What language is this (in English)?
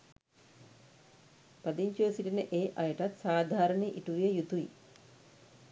Sinhala